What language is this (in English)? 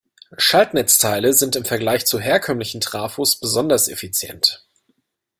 German